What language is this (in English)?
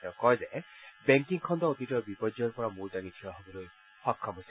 Assamese